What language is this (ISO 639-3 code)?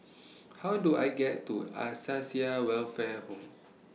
eng